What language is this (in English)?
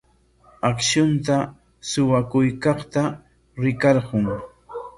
Corongo Ancash Quechua